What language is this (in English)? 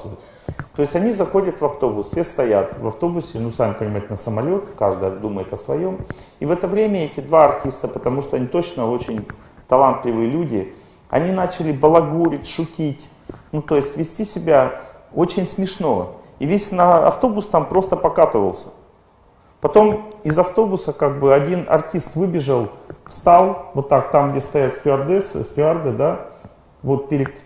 Russian